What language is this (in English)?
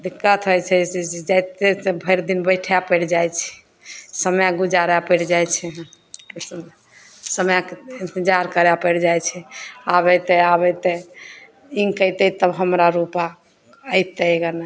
Maithili